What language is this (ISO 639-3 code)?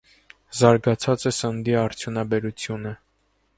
hye